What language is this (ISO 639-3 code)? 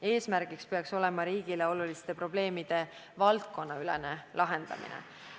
est